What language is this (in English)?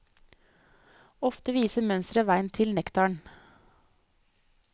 Norwegian